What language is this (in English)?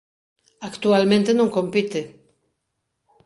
Galician